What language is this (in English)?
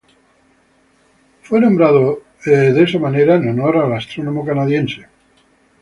Spanish